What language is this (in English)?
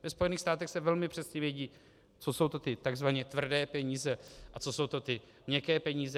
Czech